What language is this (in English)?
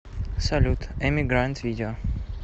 Russian